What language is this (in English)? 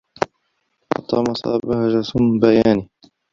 Arabic